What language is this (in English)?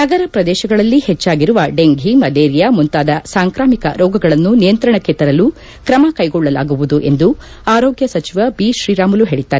Kannada